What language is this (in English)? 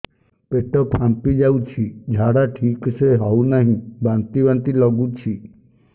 Odia